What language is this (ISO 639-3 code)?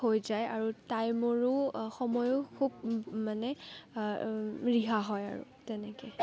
asm